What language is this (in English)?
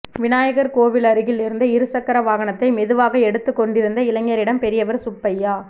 Tamil